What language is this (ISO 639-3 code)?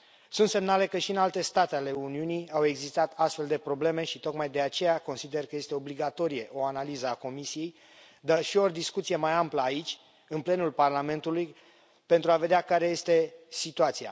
ron